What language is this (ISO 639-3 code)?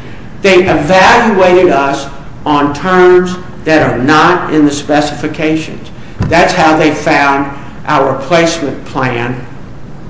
eng